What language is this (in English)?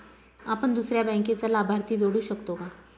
Marathi